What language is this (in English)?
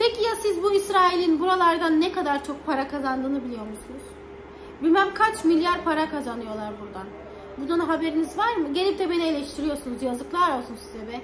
Turkish